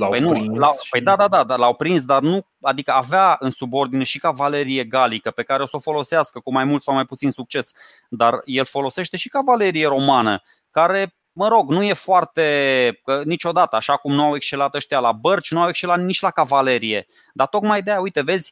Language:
Romanian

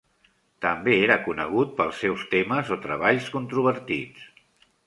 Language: Catalan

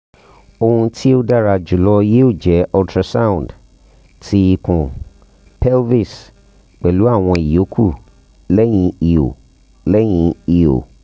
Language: Yoruba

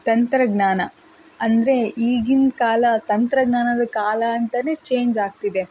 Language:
Kannada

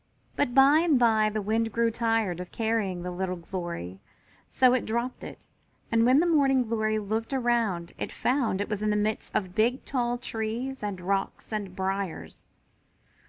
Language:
English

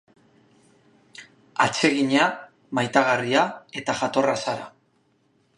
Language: Basque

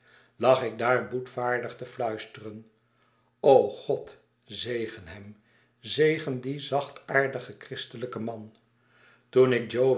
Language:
Dutch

